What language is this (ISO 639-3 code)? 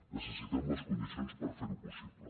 cat